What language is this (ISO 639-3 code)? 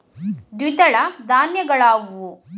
kan